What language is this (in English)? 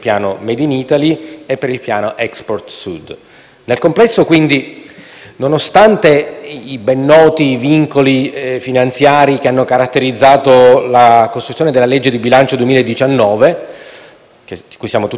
Italian